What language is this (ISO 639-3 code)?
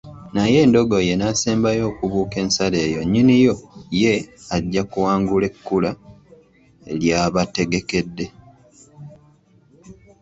lug